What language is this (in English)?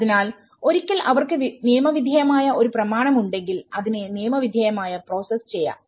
Malayalam